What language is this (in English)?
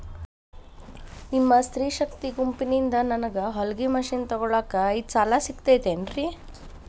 Kannada